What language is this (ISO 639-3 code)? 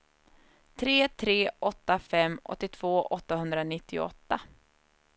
swe